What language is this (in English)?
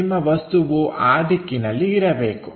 Kannada